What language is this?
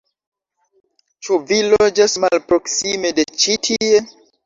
Esperanto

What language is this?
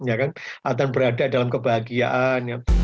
Indonesian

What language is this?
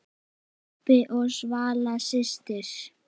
Icelandic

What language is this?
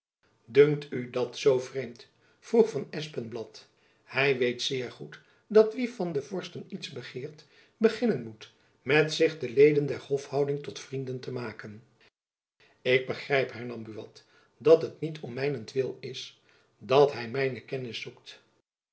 Dutch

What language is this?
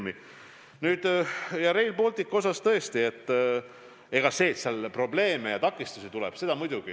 Estonian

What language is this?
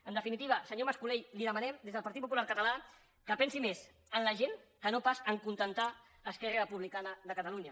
Catalan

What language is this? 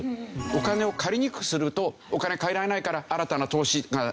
Japanese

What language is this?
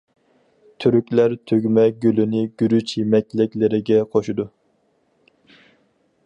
Uyghur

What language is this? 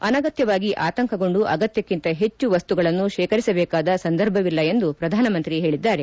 Kannada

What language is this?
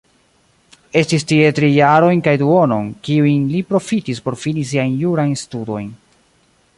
Esperanto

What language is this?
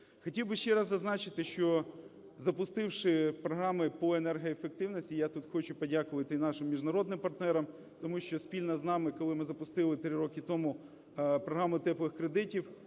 Ukrainian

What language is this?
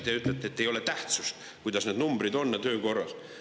Estonian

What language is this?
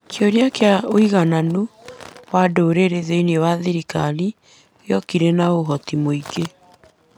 Kikuyu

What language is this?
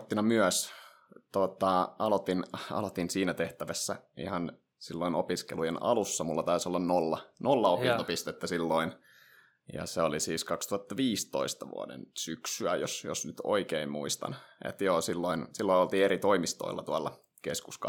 Finnish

